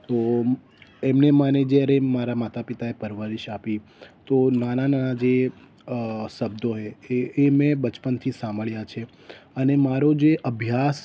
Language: Gujarati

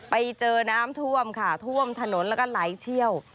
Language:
Thai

